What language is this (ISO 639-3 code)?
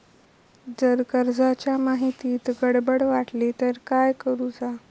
mar